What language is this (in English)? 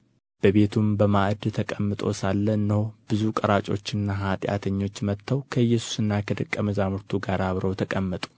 Amharic